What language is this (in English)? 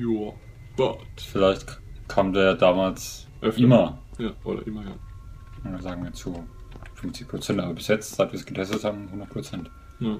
German